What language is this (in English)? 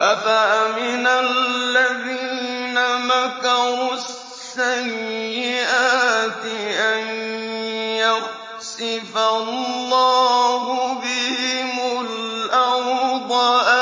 Arabic